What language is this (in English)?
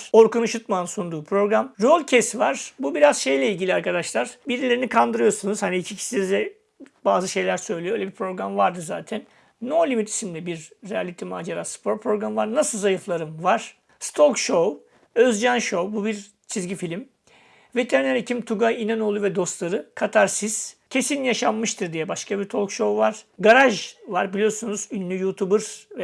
Turkish